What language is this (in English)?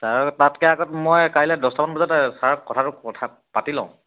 Assamese